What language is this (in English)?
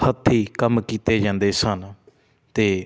Punjabi